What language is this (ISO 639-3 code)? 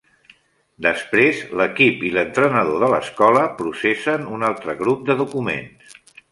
cat